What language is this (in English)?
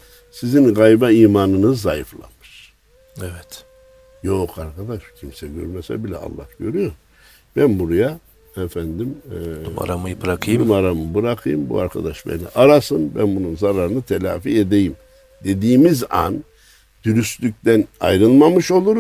Turkish